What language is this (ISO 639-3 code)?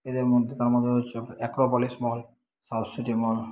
ben